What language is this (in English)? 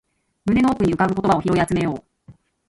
Japanese